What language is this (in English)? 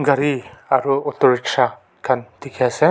Naga Pidgin